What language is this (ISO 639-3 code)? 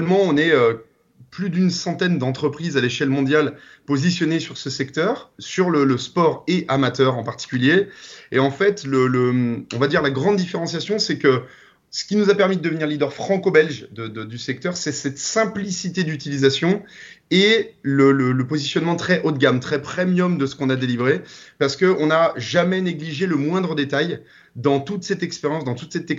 fra